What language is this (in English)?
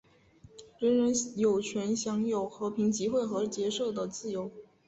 Chinese